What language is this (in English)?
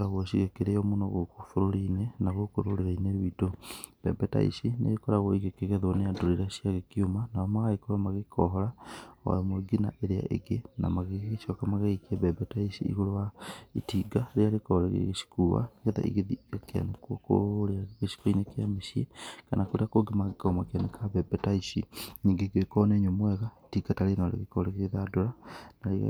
Kikuyu